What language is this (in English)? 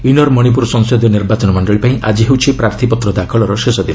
Odia